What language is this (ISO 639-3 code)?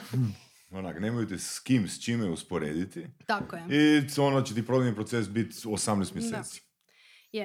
hrv